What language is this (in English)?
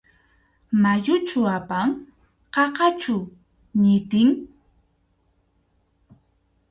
Arequipa-La Unión Quechua